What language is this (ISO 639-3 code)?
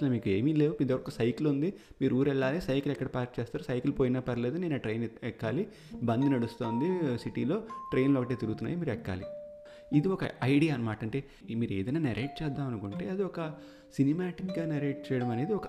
tel